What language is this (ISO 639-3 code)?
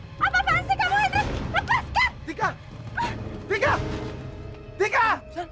ind